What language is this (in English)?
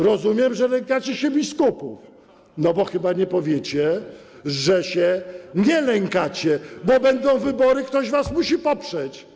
Polish